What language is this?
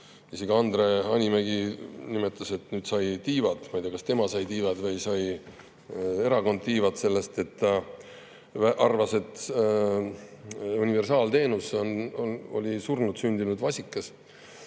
Estonian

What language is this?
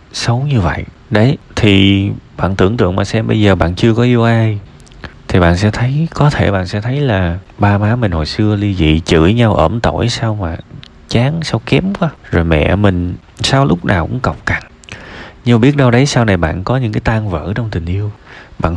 Vietnamese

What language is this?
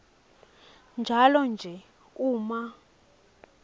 Swati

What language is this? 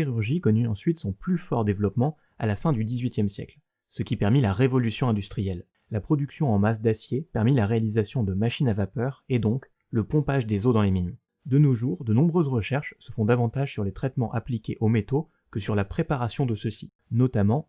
French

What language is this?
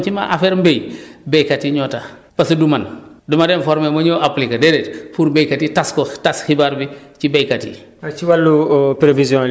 Wolof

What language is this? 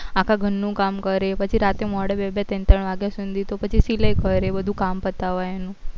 Gujarati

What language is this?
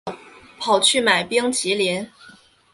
Chinese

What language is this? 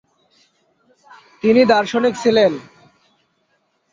Bangla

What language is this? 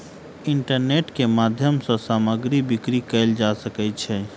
Maithili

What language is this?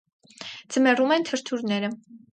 Armenian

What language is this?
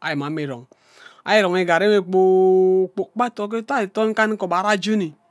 Ubaghara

